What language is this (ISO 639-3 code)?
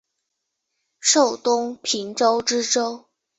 zho